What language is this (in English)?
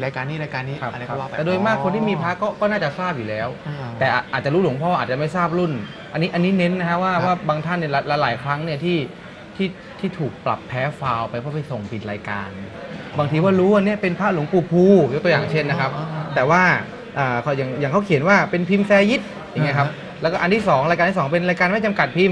Thai